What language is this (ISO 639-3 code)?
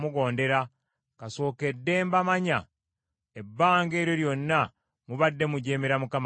lug